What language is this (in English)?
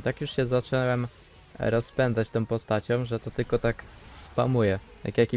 Polish